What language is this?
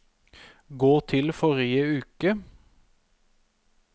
Norwegian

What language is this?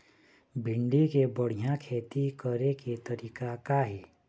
Chhattisgarhi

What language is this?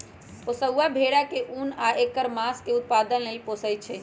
Magahi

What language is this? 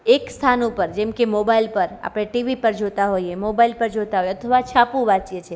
Gujarati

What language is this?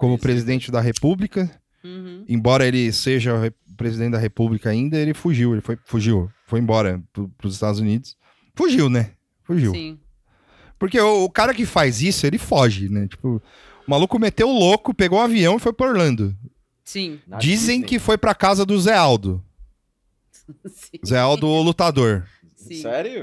Portuguese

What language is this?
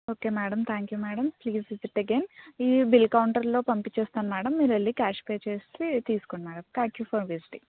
Telugu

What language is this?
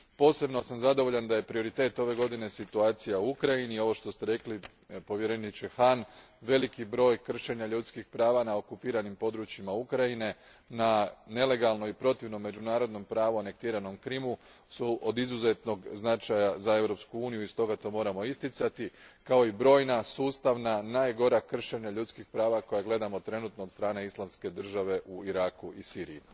Croatian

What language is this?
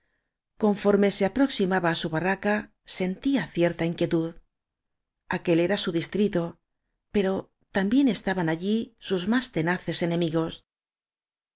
Spanish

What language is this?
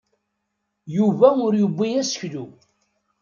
Kabyle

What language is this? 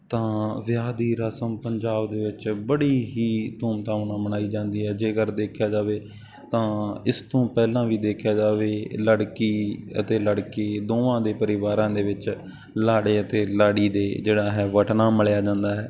Punjabi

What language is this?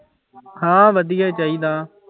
Punjabi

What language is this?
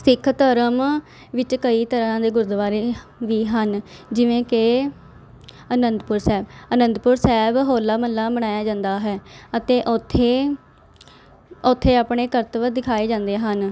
Punjabi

